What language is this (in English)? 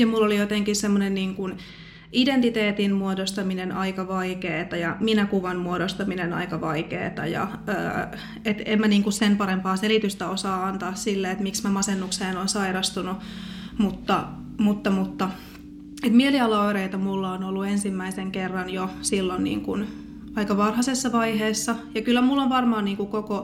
Finnish